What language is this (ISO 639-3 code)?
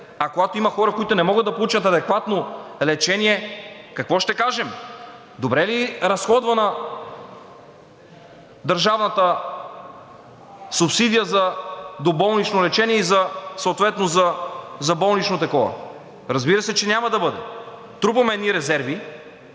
bul